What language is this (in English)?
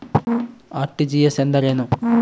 Kannada